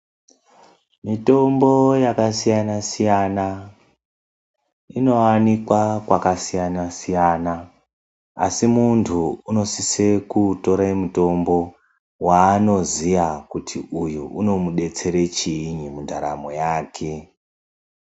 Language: Ndau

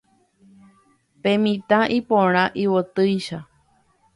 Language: Guarani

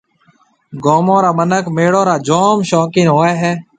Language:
Marwari (Pakistan)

